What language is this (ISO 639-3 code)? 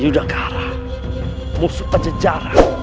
ind